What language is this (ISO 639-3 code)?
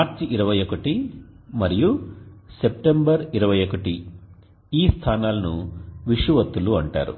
tel